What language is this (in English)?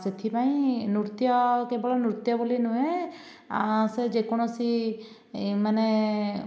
Odia